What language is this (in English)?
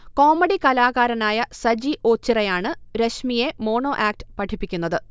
Malayalam